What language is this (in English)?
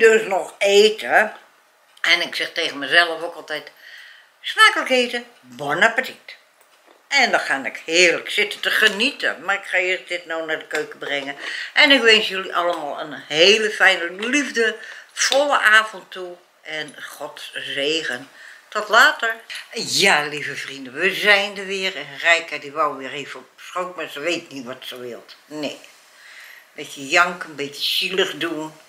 Dutch